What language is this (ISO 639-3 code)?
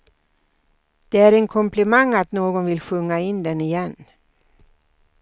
swe